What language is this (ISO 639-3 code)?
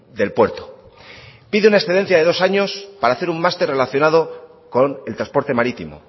spa